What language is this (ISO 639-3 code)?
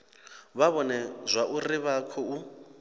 ven